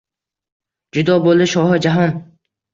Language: Uzbek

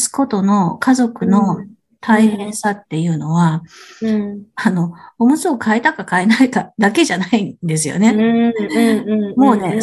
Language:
Japanese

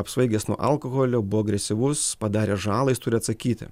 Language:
Lithuanian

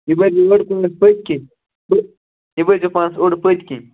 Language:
Kashmiri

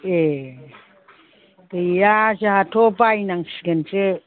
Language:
Bodo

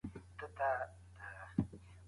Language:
Pashto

